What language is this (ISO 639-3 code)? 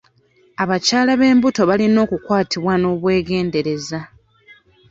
lug